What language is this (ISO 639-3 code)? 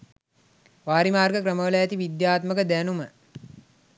sin